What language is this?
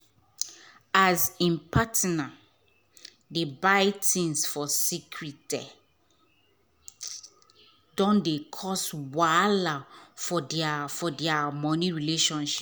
Nigerian Pidgin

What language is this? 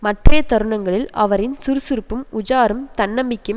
Tamil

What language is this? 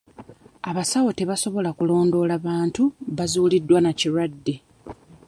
Ganda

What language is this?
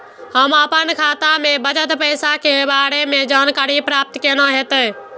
Maithili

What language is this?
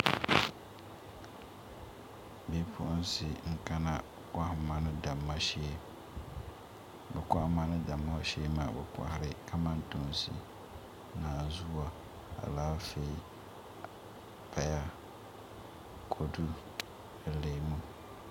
Dagbani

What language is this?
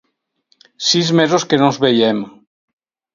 Catalan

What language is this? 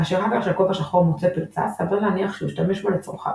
Hebrew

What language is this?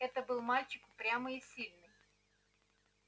Russian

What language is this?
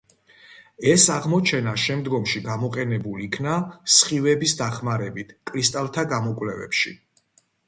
Georgian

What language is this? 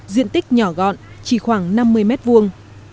Vietnamese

